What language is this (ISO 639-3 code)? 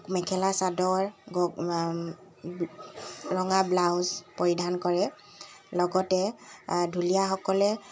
asm